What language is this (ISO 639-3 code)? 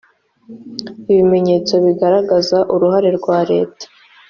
kin